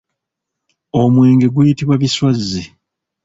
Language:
Ganda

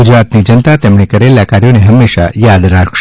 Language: Gujarati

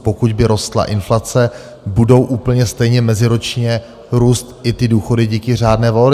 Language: Czech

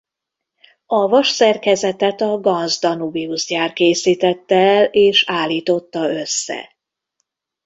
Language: Hungarian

